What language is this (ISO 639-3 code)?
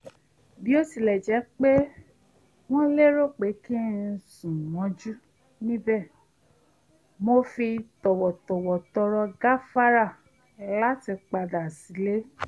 yor